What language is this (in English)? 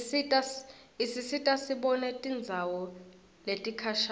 Swati